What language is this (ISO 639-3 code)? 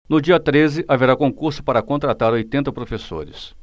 por